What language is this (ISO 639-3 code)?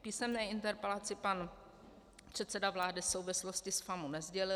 ces